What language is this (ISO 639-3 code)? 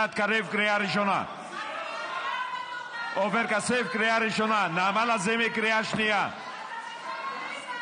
heb